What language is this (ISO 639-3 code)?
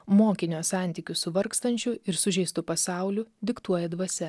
lit